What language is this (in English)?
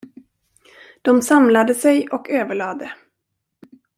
Swedish